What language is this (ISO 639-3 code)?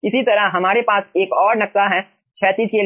hin